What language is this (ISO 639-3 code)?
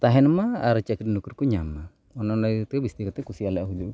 sat